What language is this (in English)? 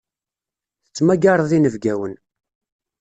Kabyle